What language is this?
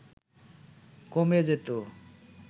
Bangla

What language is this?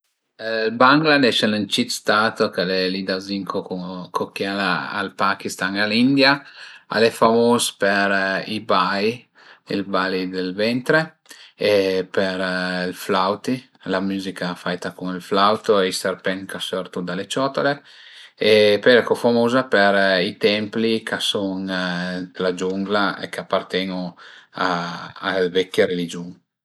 Piedmontese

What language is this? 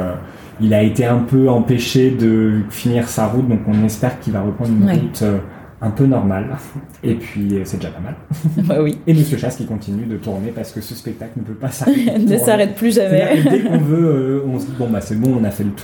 French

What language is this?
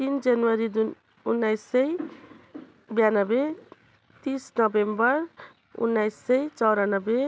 Nepali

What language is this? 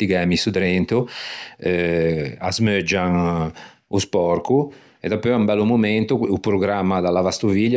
Ligurian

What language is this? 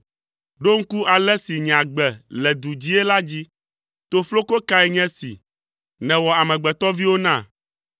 Ewe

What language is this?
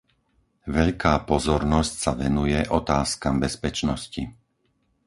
Slovak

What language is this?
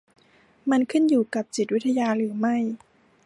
Thai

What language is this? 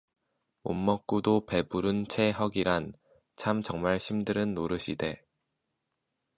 Korean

